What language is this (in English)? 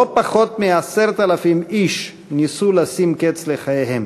Hebrew